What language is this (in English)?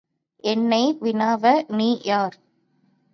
Tamil